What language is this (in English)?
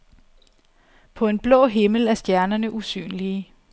Danish